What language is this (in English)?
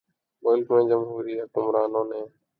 Urdu